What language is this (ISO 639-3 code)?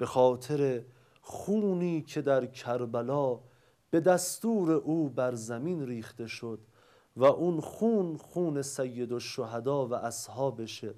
fas